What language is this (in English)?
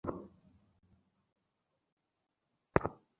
Bangla